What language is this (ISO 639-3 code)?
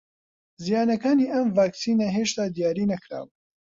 ckb